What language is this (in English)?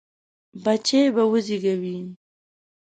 Pashto